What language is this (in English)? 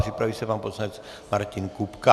Czech